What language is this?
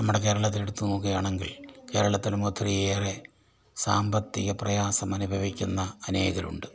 Malayalam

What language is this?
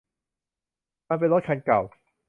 Thai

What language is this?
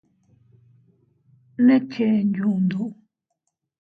Teutila Cuicatec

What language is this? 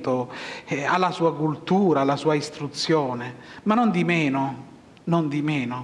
Italian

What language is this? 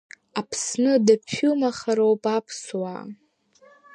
Abkhazian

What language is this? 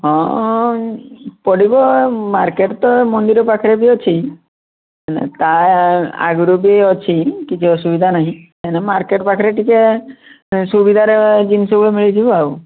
Odia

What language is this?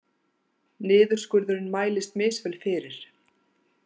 Icelandic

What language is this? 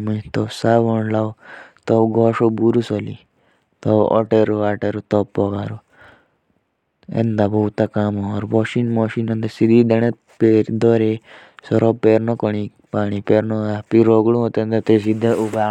Jaunsari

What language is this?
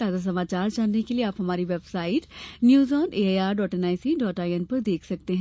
Hindi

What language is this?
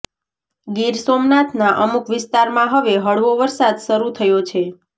Gujarati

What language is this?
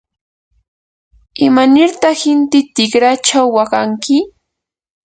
Yanahuanca Pasco Quechua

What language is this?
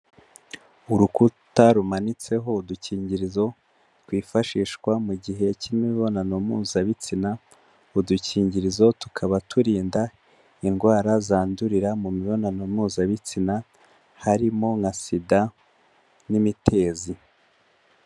Kinyarwanda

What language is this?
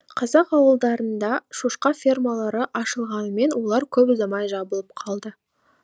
Kazakh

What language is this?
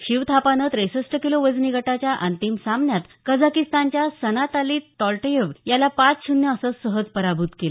Marathi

